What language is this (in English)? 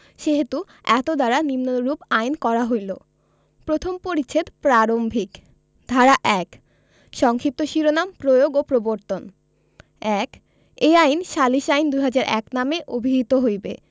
Bangla